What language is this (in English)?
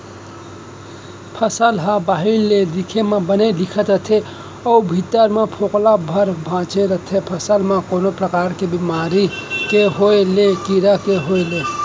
Chhattisgarhi